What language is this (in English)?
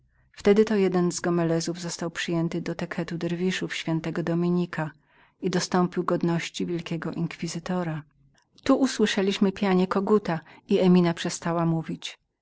Polish